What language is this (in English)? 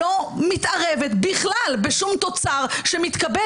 Hebrew